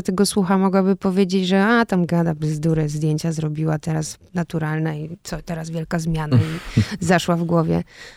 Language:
Polish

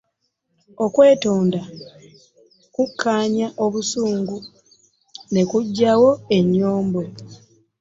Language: Ganda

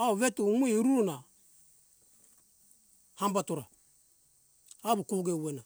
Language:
Hunjara-Kaina Ke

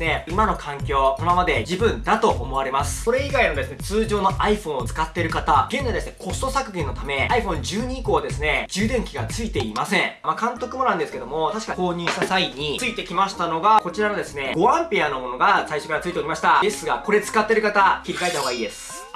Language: Japanese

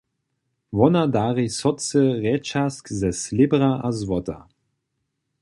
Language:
Upper Sorbian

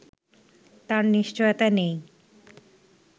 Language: Bangla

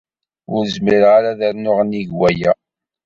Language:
Kabyle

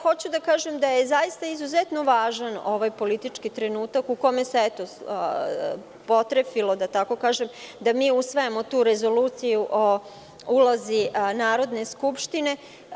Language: Serbian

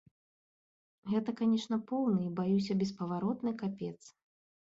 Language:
Belarusian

